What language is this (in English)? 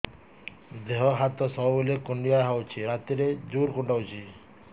Odia